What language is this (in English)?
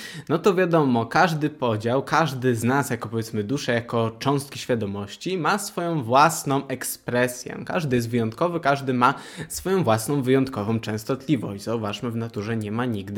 Polish